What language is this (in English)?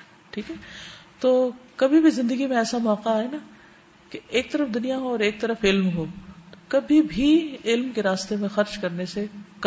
Urdu